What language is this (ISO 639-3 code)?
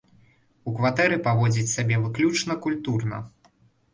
bel